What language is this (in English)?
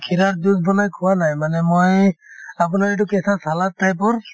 Assamese